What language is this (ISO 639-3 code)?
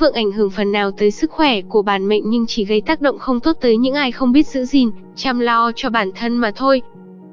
vie